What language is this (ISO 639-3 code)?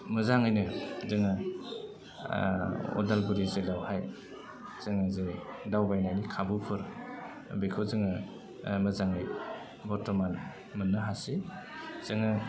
brx